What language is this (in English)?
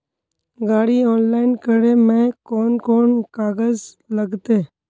Magahi